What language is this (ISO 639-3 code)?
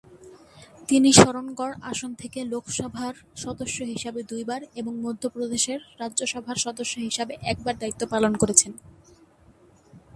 ben